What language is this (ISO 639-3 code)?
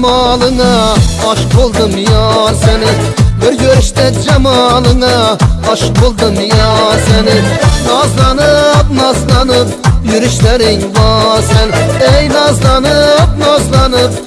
uzb